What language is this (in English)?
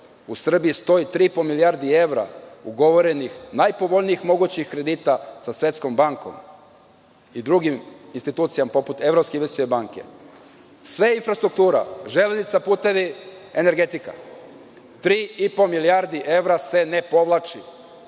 Serbian